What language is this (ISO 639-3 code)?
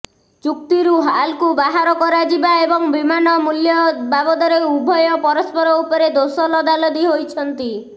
ori